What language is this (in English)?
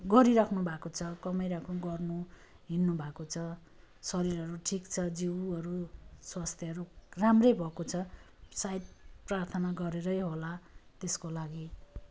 Nepali